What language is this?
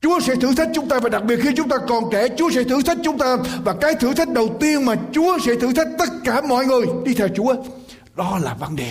Vietnamese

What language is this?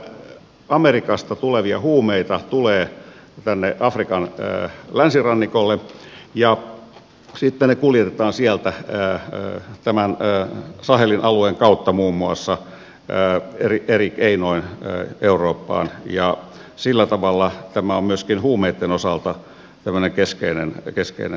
Finnish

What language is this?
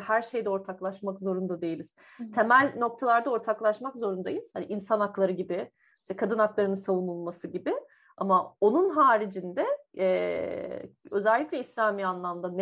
Turkish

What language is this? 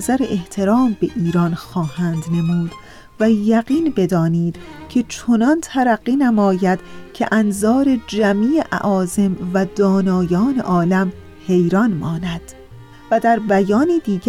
Persian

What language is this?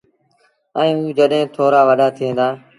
Sindhi Bhil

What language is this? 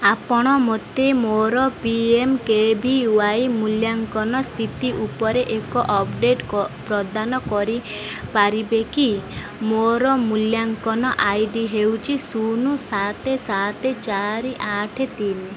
Odia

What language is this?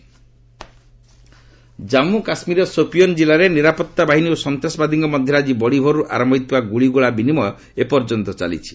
Odia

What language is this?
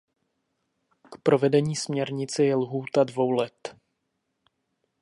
Czech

